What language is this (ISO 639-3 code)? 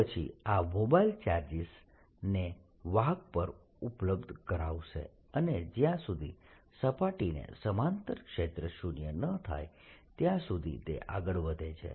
guj